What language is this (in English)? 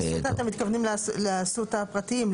Hebrew